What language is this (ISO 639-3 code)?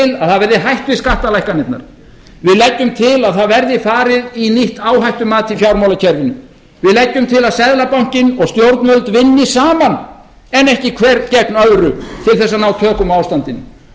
isl